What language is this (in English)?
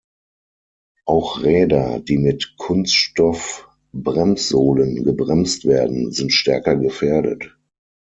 German